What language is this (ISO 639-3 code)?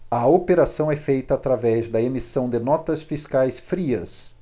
por